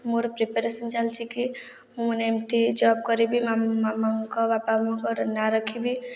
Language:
Odia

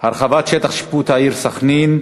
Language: Hebrew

